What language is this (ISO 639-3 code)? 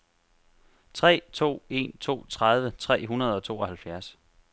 dan